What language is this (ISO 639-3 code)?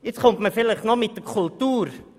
gsw